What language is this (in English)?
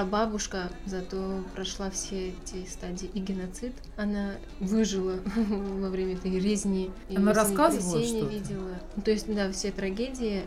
Russian